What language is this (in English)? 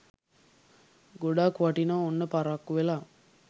Sinhala